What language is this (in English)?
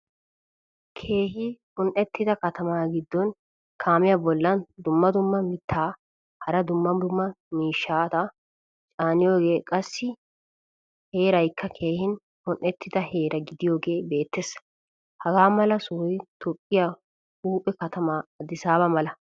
Wolaytta